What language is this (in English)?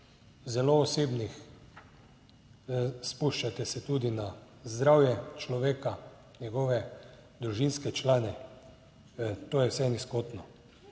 Slovenian